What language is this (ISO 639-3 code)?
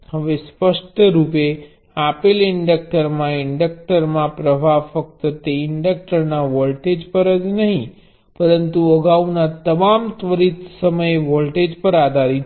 guj